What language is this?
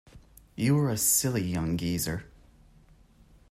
English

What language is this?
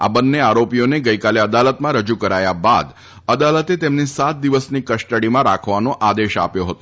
Gujarati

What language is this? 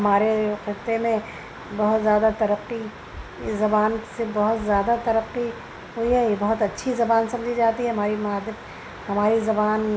Urdu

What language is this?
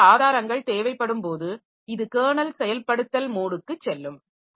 Tamil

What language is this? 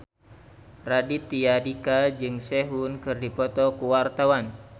Sundanese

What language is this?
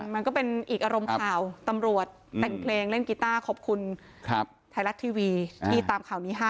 Thai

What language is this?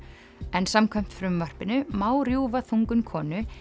Icelandic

